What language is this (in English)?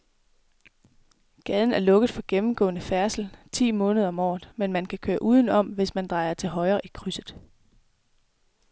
Danish